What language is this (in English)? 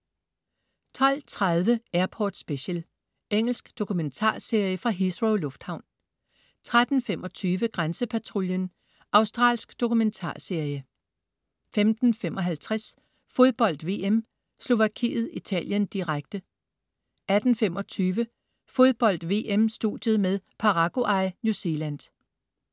Danish